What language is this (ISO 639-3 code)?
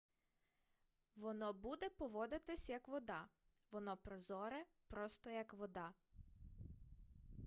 ukr